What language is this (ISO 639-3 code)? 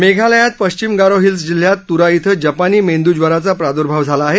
mar